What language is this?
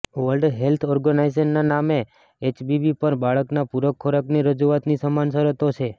Gujarati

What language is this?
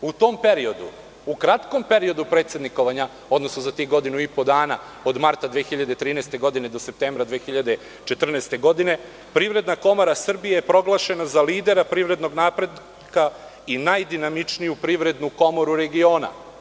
Serbian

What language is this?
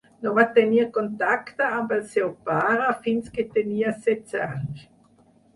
Catalan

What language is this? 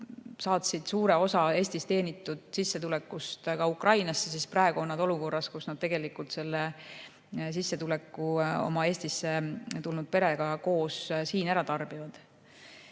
Estonian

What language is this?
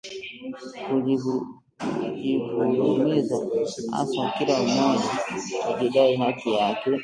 Swahili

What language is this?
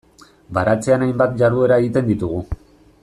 Basque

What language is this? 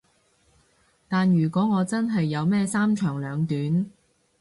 Cantonese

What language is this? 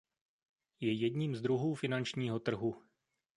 Czech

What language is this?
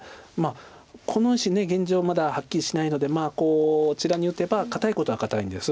Japanese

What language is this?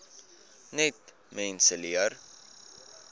Afrikaans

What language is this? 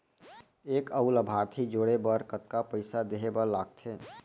Chhattisgarhi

